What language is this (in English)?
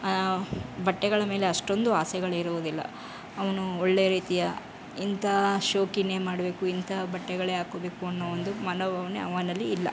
Kannada